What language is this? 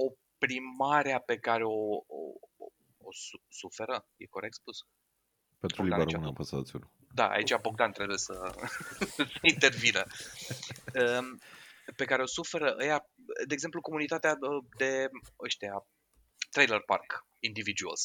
Romanian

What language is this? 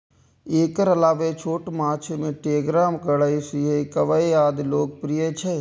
Maithili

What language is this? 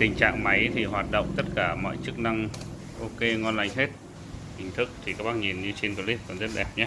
Vietnamese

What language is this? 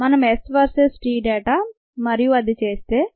Telugu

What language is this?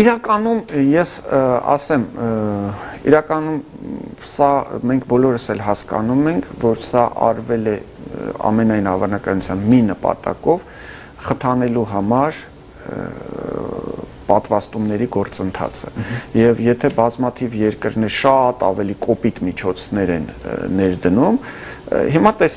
Romanian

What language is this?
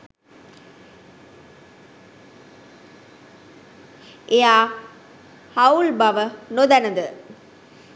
Sinhala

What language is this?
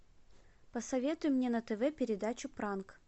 Russian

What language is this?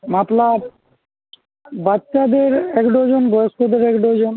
Bangla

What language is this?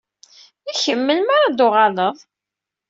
Kabyle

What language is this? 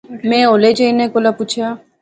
Pahari-Potwari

